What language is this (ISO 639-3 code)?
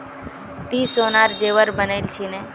mag